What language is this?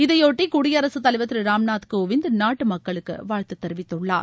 Tamil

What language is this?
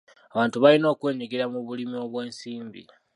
Ganda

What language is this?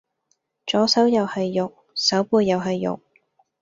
Cantonese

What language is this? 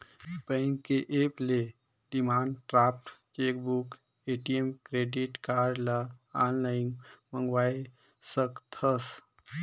Chhattisgarhi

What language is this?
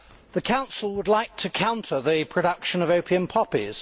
English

